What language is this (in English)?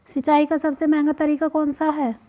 Hindi